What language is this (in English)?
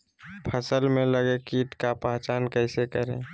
Magahi